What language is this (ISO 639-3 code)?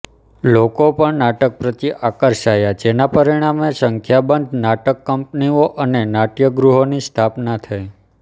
guj